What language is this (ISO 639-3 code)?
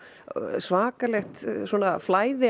isl